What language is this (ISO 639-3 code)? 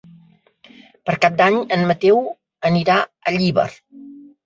cat